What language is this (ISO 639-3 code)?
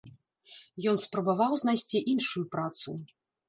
bel